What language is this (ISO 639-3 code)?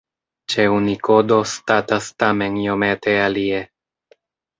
epo